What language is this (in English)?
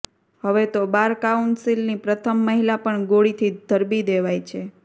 Gujarati